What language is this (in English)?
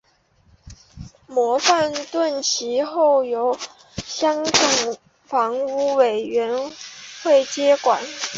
Chinese